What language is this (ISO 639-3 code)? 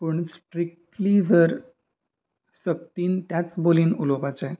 kok